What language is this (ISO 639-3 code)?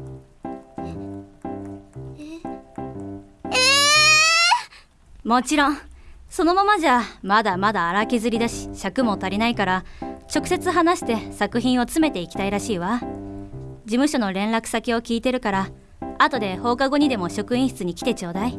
jpn